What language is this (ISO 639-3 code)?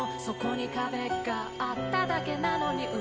jpn